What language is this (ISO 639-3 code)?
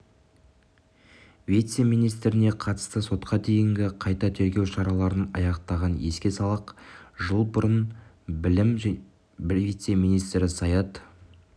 kaz